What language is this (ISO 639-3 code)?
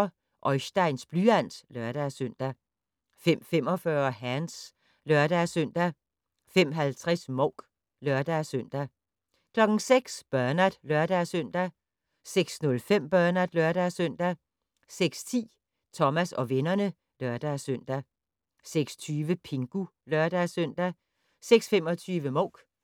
dan